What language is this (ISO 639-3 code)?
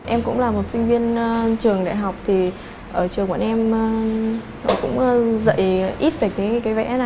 vie